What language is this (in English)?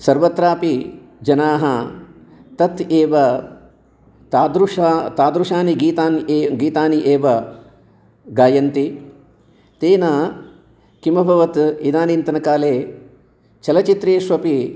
Sanskrit